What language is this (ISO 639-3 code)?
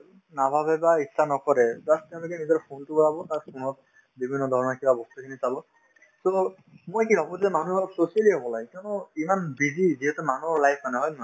asm